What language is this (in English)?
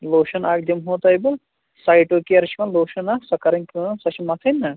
Kashmiri